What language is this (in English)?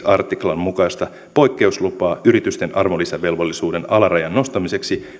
Finnish